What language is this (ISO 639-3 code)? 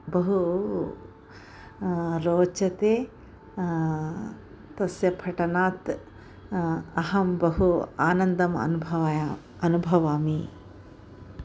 san